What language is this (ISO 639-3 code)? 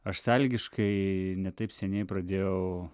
lit